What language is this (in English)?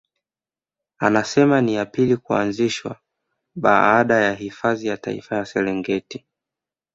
Swahili